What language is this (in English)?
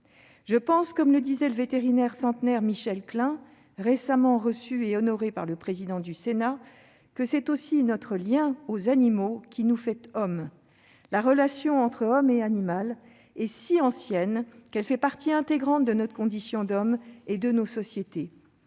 French